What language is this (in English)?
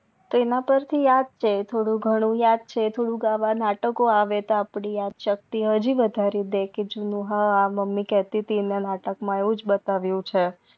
Gujarati